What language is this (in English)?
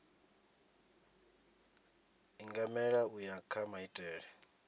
Venda